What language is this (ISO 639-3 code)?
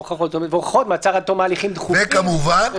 heb